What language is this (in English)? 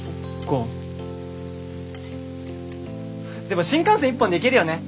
Japanese